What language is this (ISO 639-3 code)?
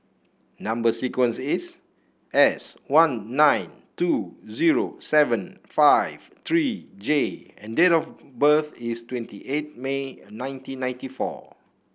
eng